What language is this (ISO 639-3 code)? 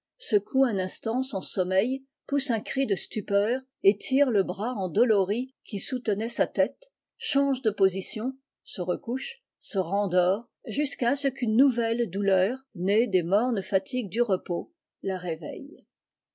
fra